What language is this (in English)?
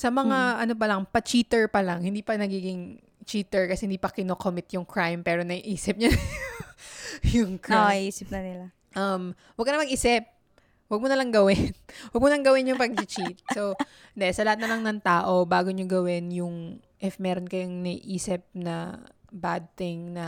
Filipino